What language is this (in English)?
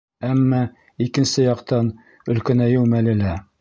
Bashkir